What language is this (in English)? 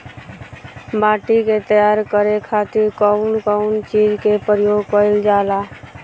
Bhojpuri